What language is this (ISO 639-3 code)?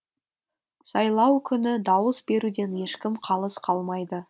kaz